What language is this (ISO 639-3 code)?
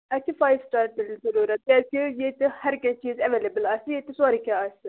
kas